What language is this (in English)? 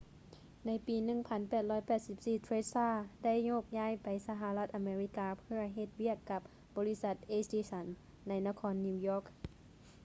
Lao